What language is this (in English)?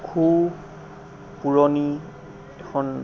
Assamese